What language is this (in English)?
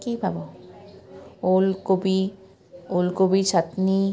Assamese